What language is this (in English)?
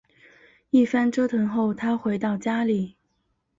Chinese